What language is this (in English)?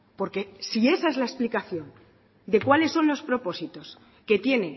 Spanish